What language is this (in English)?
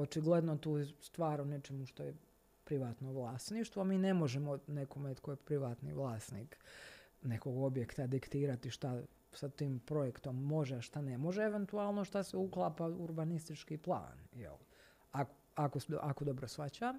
Croatian